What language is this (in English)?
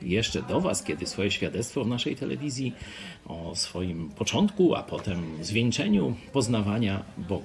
Polish